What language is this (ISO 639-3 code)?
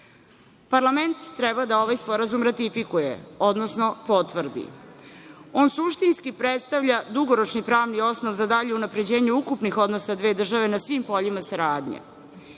srp